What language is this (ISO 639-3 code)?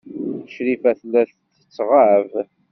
kab